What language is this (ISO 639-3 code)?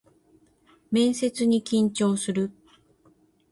jpn